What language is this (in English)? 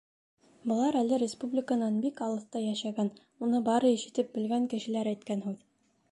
Bashkir